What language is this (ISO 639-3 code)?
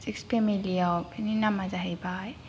brx